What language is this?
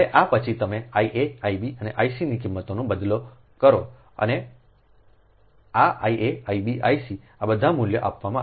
Gujarati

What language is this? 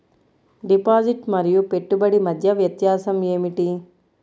Telugu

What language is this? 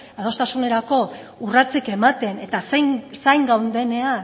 Basque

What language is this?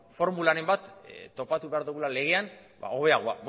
Basque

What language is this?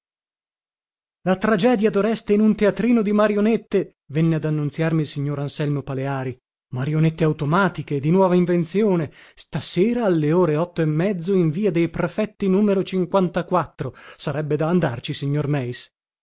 Italian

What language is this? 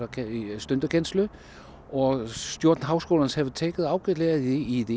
Icelandic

